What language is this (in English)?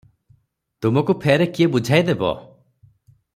Odia